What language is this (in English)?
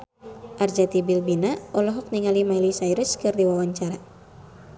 Sundanese